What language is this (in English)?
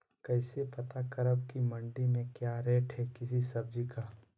Magahi